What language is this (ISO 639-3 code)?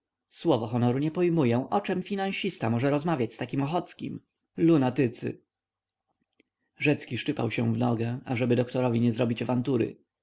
pol